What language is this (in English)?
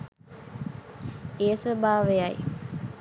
Sinhala